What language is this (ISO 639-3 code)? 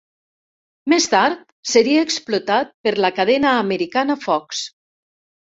cat